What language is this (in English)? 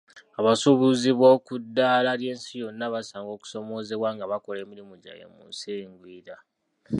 Ganda